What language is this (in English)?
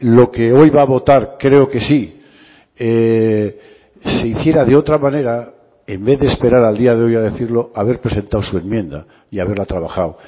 Spanish